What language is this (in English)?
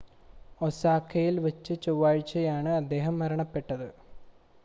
Malayalam